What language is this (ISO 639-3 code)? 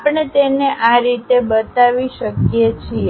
guj